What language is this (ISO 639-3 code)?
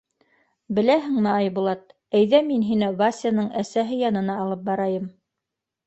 bak